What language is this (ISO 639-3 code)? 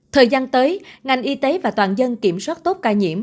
vie